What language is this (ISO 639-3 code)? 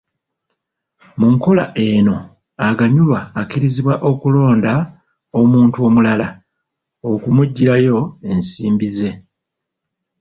lug